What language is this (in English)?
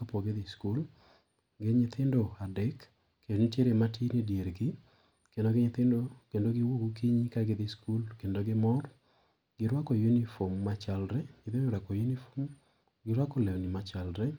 Luo (Kenya and Tanzania)